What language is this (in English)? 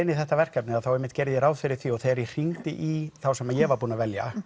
Icelandic